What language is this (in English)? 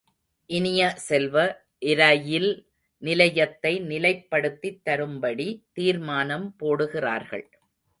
Tamil